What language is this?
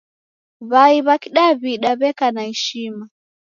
Taita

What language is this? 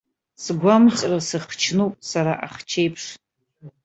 Abkhazian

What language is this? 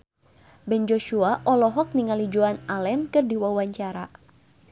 Sundanese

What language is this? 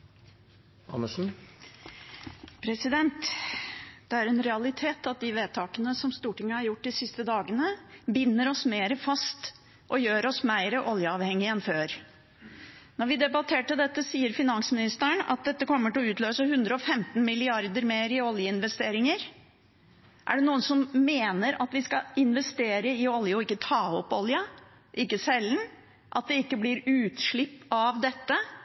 Norwegian Bokmål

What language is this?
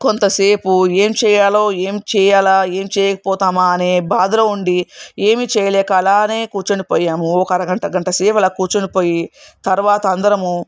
Telugu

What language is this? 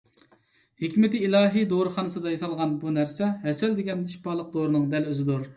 Uyghur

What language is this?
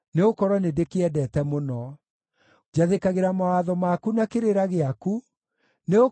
Kikuyu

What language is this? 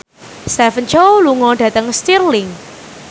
Javanese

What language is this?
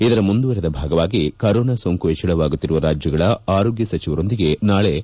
Kannada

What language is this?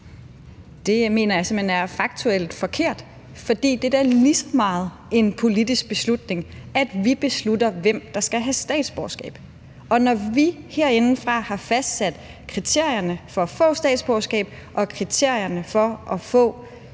Danish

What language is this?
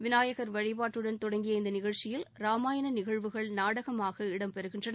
Tamil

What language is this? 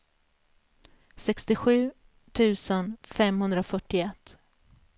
Swedish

